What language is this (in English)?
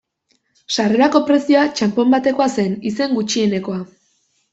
Basque